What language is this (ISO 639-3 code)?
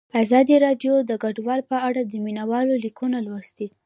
pus